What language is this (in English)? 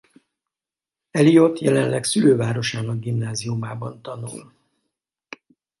Hungarian